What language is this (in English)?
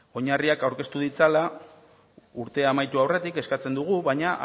Basque